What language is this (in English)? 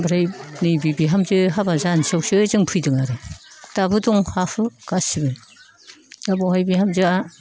Bodo